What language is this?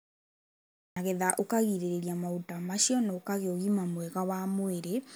Kikuyu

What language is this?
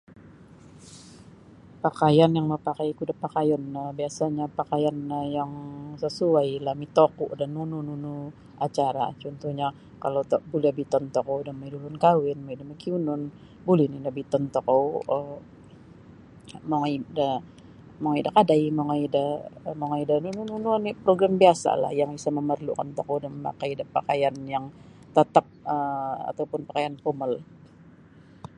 Sabah Bisaya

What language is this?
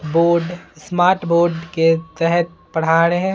Hindi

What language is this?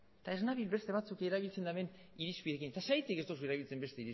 Basque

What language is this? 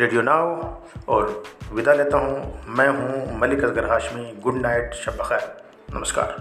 Hindi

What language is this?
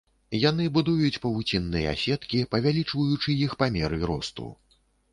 Belarusian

